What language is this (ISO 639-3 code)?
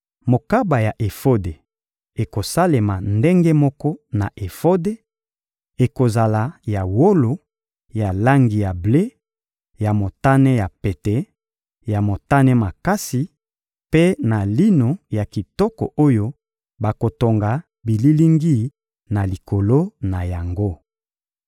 lin